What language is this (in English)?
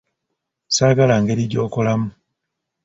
Ganda